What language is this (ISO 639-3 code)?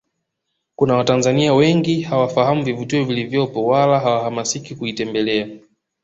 swa